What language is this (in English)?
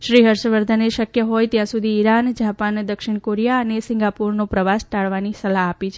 Gujarati